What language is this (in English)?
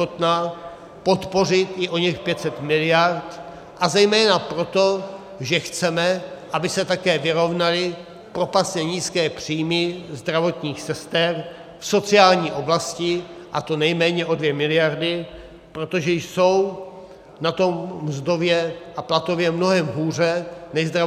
Czech